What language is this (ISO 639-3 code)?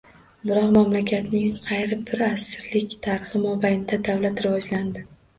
uzb